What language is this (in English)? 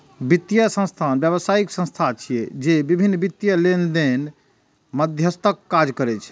Maithili